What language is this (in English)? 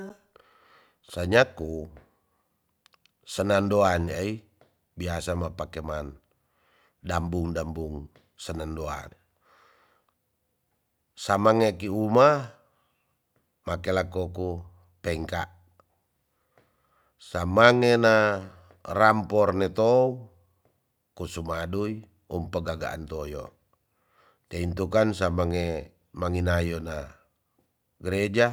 Tonsea